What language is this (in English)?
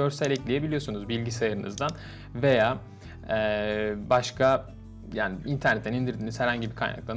Turkish